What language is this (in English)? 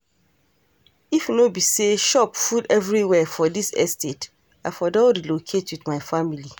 Nigerian Pidgin